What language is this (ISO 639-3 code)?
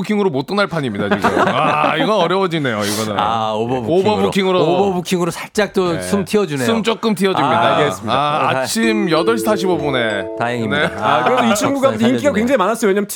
kor